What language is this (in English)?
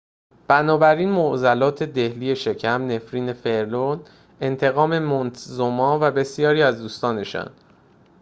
Persian